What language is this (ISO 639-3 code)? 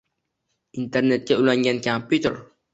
uzb